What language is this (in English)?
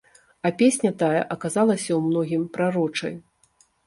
Belarusian